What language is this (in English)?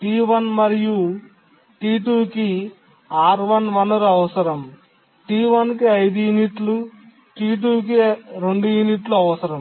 Telugu